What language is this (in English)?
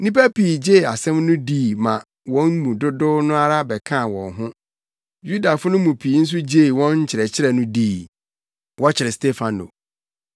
Akan